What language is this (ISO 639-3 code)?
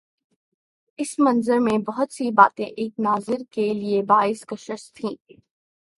urd